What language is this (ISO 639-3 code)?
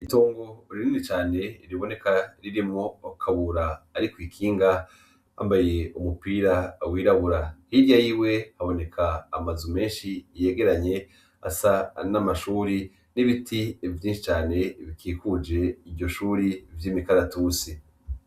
run